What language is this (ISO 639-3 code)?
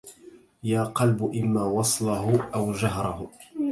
ara